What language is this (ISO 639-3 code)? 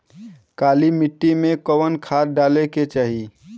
bho